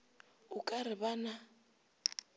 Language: Northern Sotho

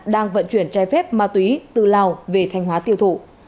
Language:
Vietnamese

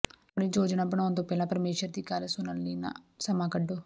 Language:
Punjabi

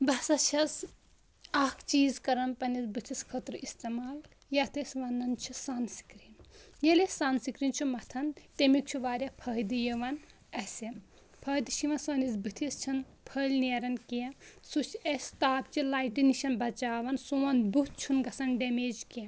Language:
Kashmiri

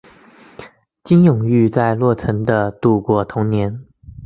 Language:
Chinese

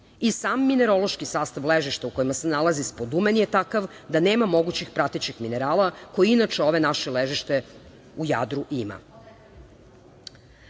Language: Serbian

